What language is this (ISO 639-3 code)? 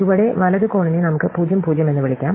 mal